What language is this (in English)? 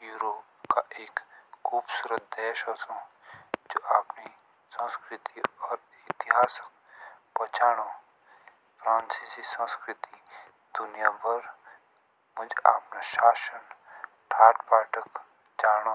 Jaunsari